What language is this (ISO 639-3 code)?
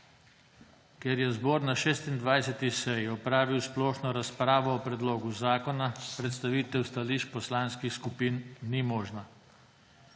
slv